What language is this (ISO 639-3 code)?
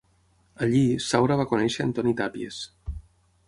cat